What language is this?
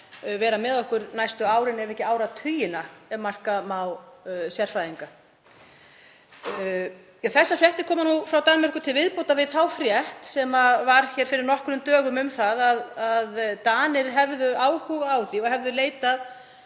Icelandic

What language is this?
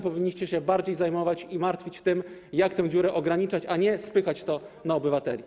Polish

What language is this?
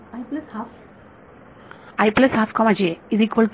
Marathi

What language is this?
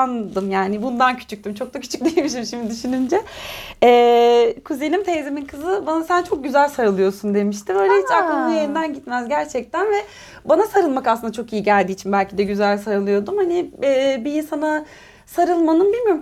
Turkish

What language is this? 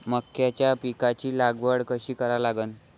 Marathi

